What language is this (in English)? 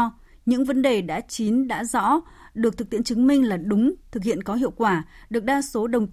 Vietnamese